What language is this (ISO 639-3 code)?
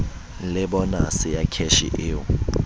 sot